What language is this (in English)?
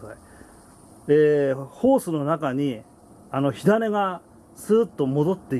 Japanese